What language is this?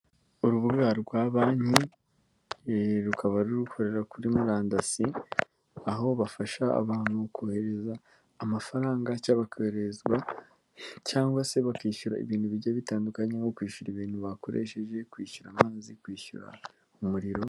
Kinyarwanda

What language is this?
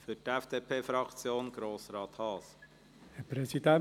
Swiss German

